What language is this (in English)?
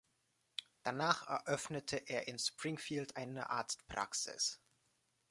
German